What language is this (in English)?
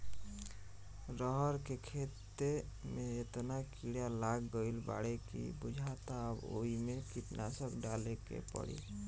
Bhojpuri